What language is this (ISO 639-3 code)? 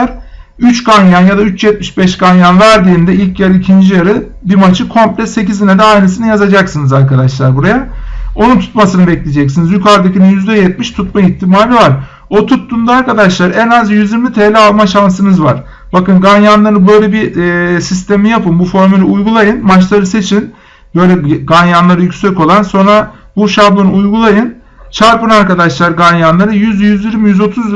tur